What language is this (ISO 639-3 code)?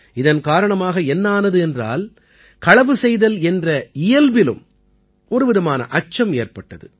tam